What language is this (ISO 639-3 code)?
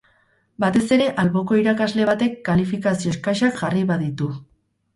eus